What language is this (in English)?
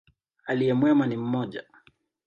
Swahili